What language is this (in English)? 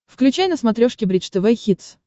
Russian